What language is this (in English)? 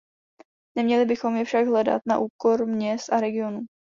Czech